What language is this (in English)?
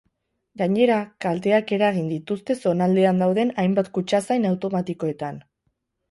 Basque